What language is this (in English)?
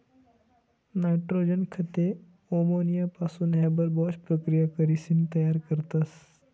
Marathi